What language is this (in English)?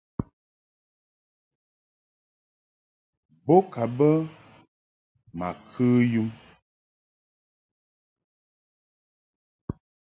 Mungaka